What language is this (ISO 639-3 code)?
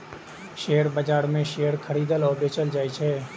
mai